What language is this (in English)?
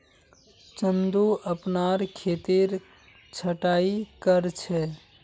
Magahi